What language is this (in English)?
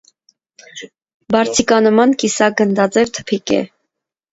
Armenian